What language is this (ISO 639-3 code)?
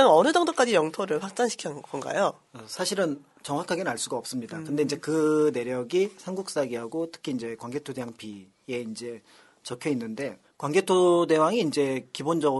kor